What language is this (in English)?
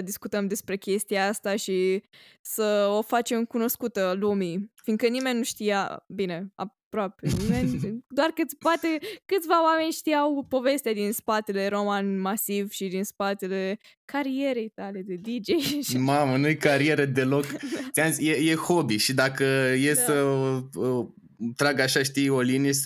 Romanian